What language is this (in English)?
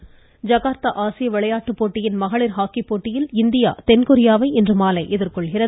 Tamil